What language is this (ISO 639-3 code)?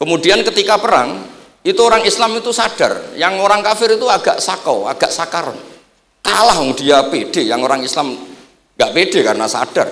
ind